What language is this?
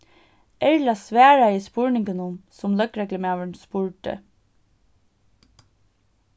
Faroese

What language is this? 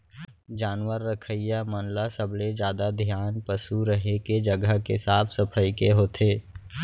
Chhattisgarhi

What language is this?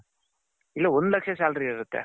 Kannada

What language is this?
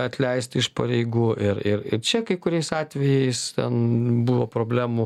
Lithuanian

